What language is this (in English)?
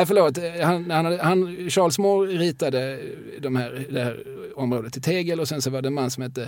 Swedish